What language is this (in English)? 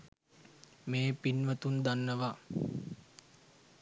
Sinhala